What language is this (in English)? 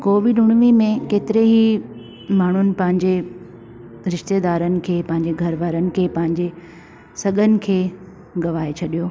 Sindhi